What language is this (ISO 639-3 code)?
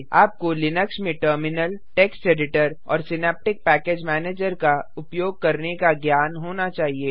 hin